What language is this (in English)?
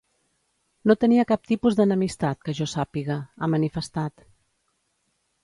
Catalan